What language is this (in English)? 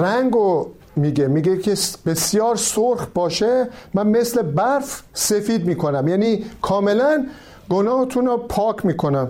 Persian